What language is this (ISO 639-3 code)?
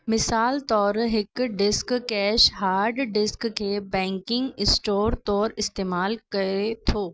snd